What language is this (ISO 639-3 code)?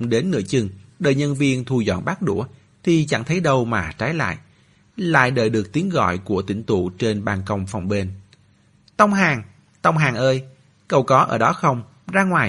vie